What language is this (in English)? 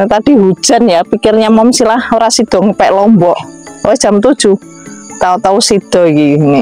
Indonesian